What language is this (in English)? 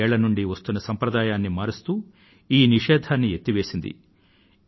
Telugu